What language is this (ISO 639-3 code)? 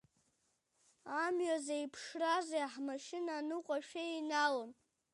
abk